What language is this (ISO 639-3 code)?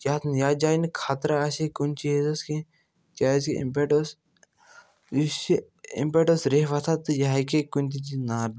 kas